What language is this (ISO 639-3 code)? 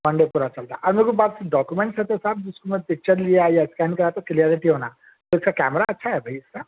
urd